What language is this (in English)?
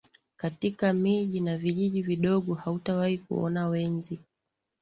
Swahili